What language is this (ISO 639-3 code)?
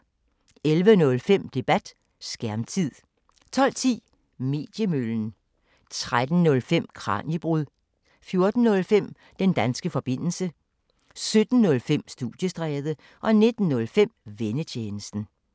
dan